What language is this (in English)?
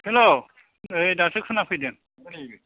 Bodo